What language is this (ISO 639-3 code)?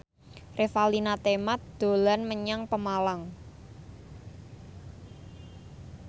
jav